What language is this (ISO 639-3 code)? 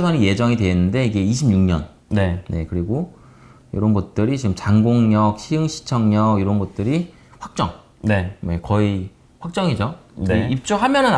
kor